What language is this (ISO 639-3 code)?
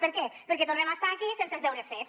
cat